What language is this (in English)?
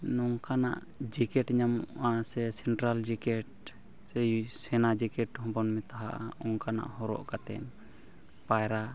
Santali